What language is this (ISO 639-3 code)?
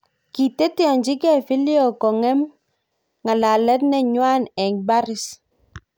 kln